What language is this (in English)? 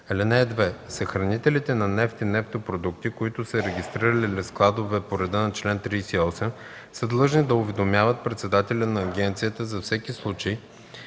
Bulgarian